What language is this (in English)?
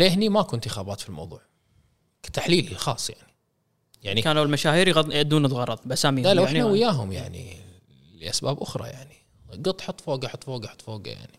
Arabic